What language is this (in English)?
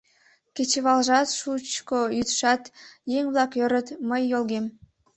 Mari